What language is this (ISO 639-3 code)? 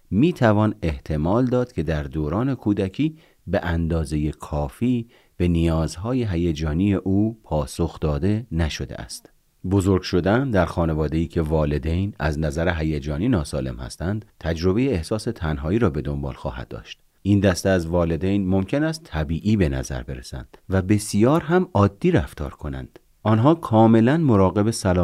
fas